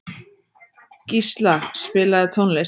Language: Icelandic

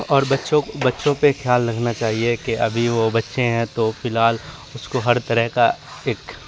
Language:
Urdu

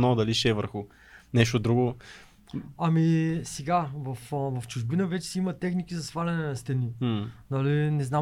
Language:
Bulgarian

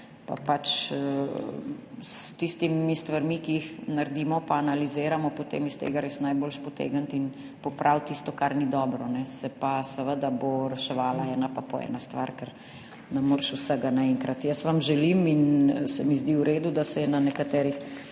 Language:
Slovenian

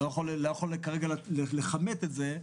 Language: Hebrew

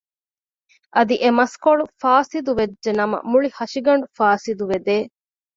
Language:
Divehi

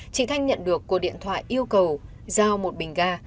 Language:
Vietnamese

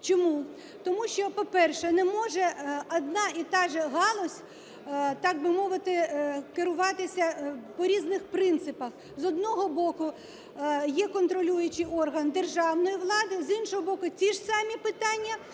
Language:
Ukrainian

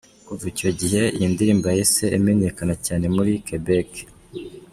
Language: Kinyarwanda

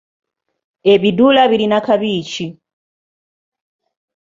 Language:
Ganda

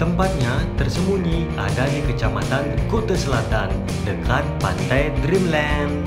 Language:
Indonesian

